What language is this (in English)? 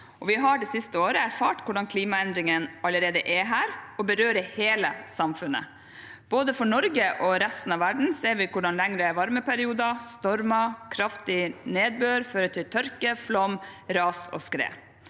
Norwegian